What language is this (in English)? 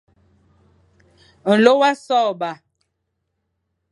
Fang